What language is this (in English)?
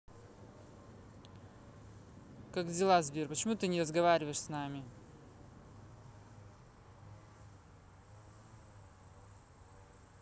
Russian